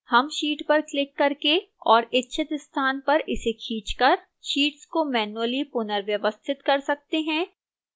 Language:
Hindi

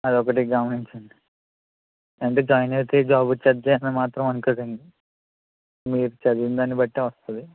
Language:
Telugu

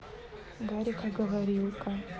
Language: Russian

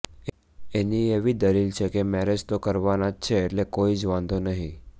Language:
Gujarati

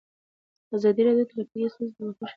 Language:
Pashto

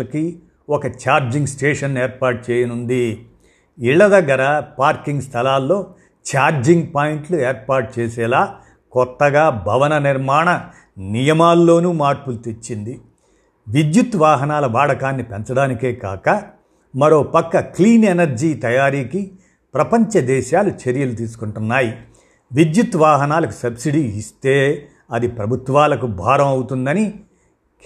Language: Telugu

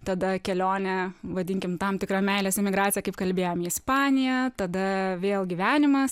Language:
Lithuanian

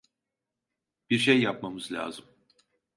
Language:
Turkish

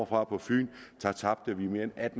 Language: Danish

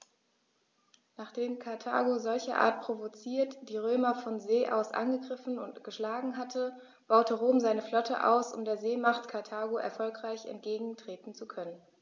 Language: German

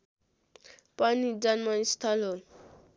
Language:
Nepali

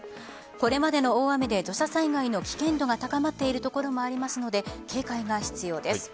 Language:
Japanese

